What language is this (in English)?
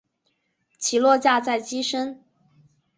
Chinese